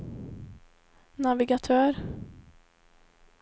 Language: Swedish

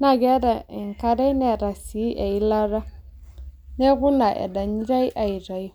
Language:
Masai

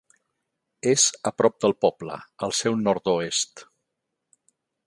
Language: Catalan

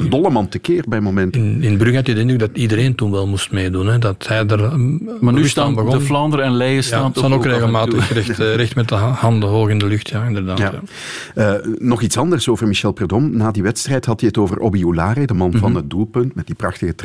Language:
Dutch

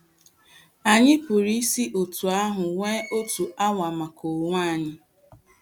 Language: Igbo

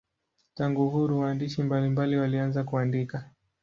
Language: Swahili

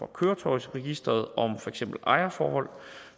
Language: Danish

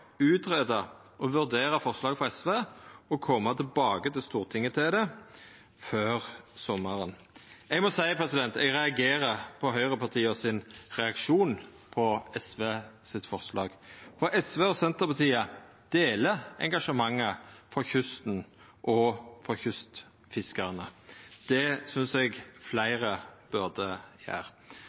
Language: Norwegian Nynorsk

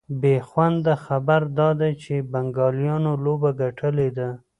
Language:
Pashto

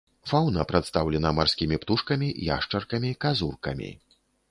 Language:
Belarusian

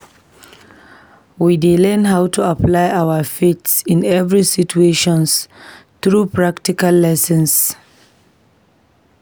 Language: Nigerian Pidgin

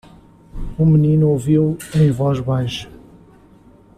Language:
Portuguese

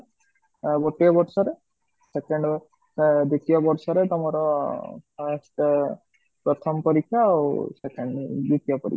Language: Odia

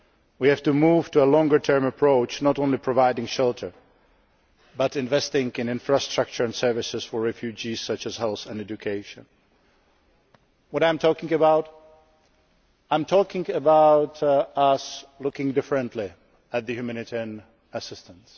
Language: English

